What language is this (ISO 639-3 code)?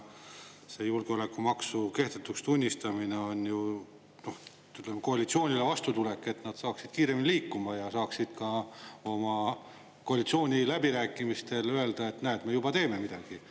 est